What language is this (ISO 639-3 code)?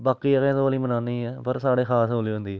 doi